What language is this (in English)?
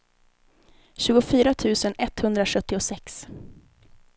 Swedish